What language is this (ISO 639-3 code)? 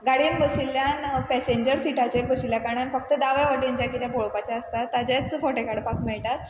kok